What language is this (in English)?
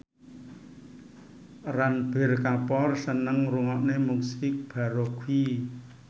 Javanese